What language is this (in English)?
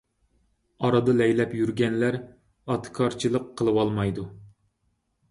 Uyghur